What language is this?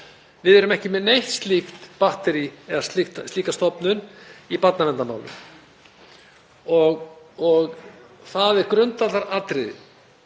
Icelandic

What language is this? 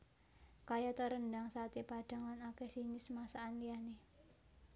Javanese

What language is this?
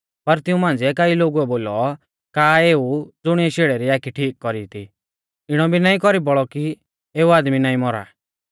Mahasu Pahari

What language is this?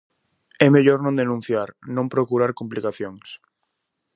Galician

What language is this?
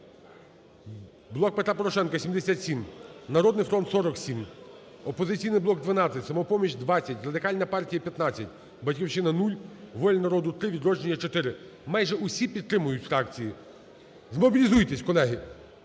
Ukrainian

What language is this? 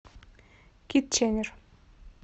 Russian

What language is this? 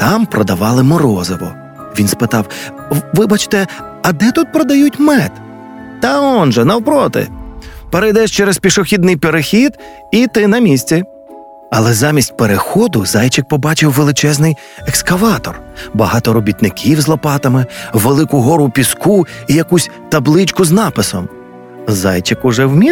Ukrainian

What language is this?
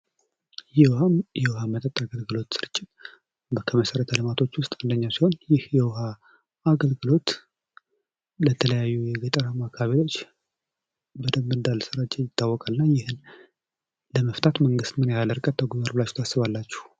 Amharic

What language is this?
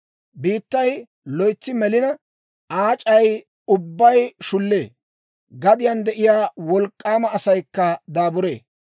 Dawro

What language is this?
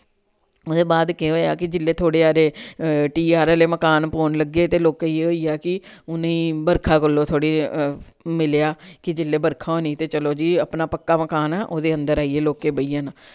Dogri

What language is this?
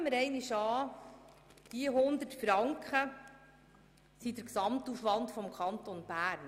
Swiss German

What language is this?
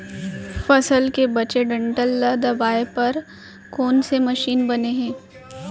Chhattisgarhi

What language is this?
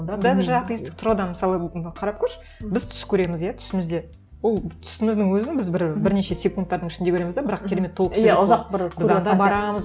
Kazakh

